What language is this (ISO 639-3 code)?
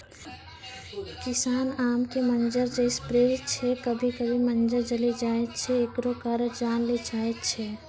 mai